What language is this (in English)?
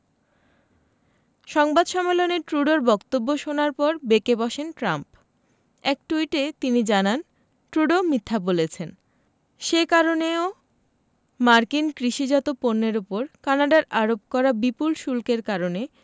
Bangla